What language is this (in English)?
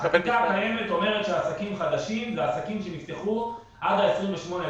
Hebrew